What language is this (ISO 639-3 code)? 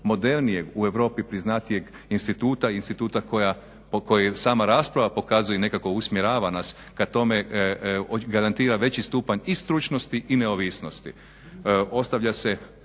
hrv